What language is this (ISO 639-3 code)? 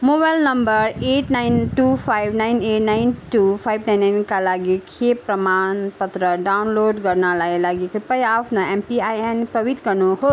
nep